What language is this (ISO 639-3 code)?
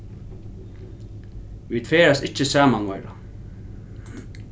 fao